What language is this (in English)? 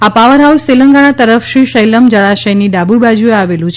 Gujarati